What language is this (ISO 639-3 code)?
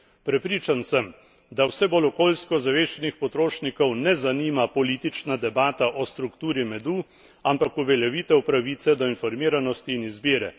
slv